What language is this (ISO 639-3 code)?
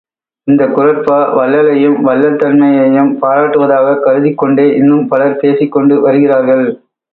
tam